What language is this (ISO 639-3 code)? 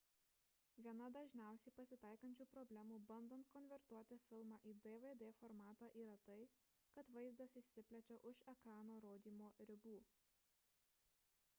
lit